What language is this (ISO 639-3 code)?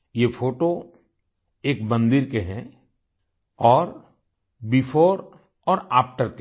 hin